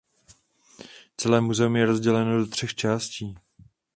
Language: Czech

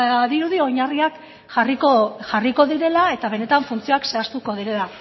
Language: Basque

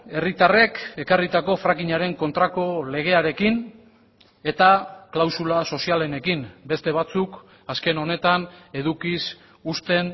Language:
Basque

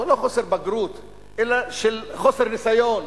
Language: Hebrew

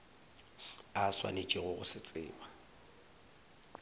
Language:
Northern Sotho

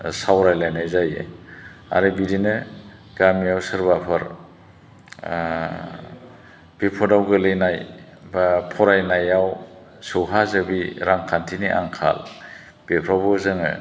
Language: Bodo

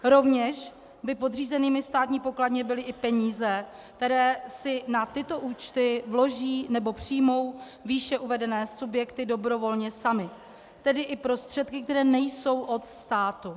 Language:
Czech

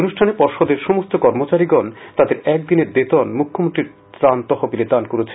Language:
Bangla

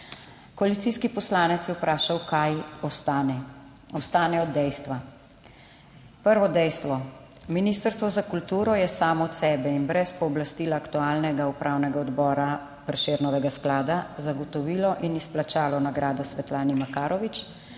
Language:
Slovenian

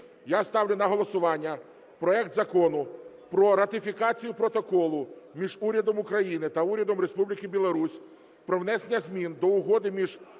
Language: Ukrainian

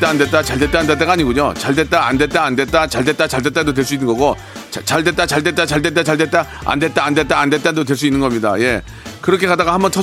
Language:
Korean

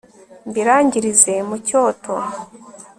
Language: Kinyarwanda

